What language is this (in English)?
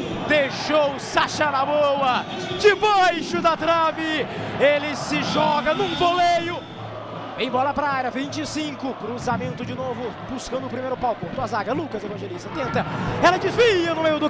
Portuguese